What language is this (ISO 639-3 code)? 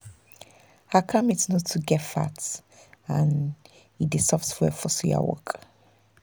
pcm